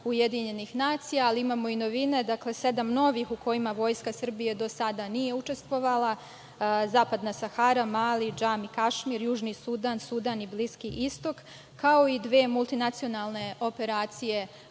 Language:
Serbian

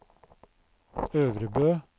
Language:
Norwegian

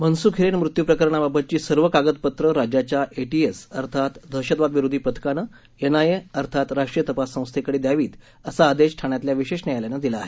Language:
Marathi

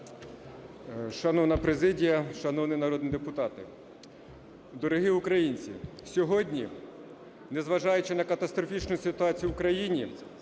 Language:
Ukrainian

